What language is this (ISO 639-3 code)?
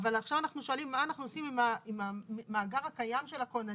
heb